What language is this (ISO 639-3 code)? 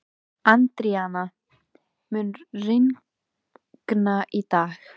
isl